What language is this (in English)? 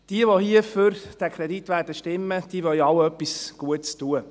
Swiss German